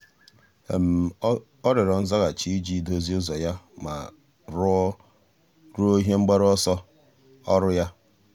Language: Igbo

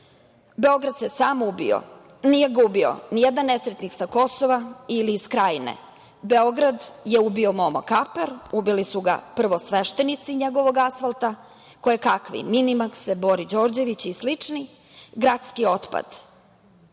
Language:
Serbian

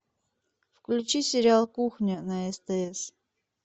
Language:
Russian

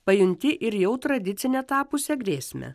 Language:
Lithuanian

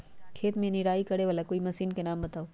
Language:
Magahi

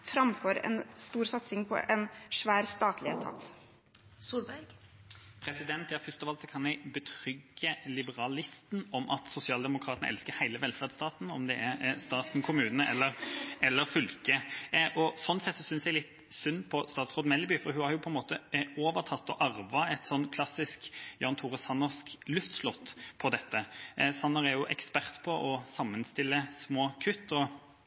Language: Norwegian Bokmål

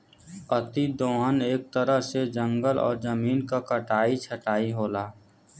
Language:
Bhojpuri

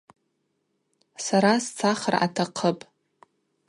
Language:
Abaza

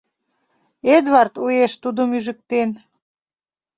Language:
Mari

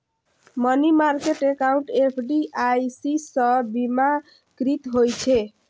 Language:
Maithili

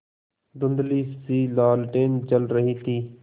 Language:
Hindi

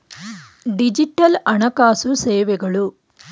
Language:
Kannada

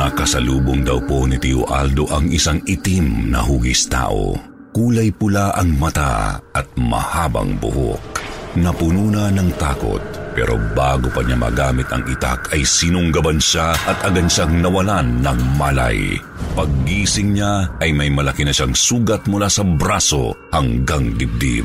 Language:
Filipino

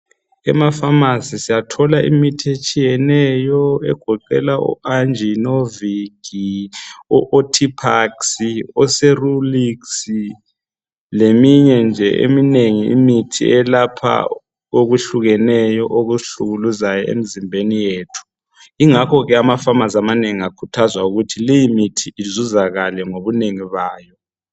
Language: North Ndebele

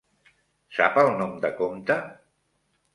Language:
Catalan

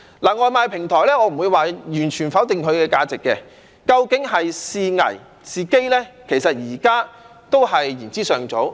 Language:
Cantonese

